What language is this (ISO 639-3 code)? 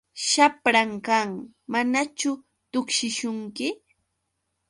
qux